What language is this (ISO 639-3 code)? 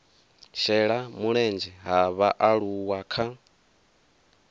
ven